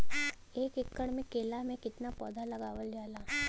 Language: Bhojpuri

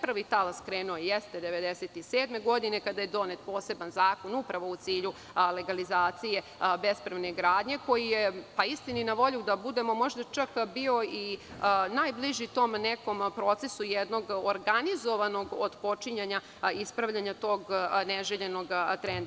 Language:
Serbian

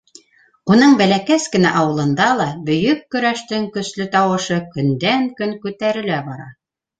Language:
Bashkir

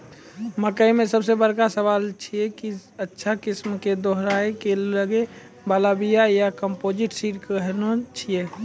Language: Maithili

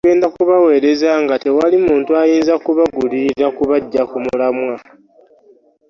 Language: Ganda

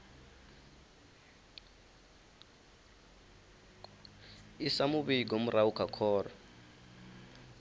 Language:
Venda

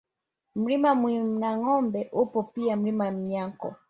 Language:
Swahili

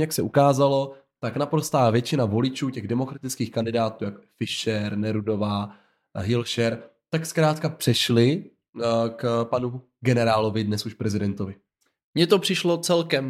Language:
Czech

